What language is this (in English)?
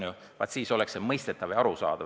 Estonian